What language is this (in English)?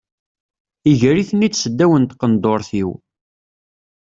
Kabyle